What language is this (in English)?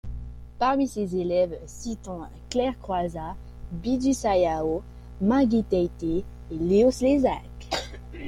French